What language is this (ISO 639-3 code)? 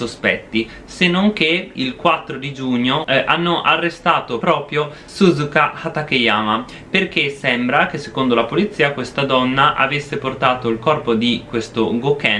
ita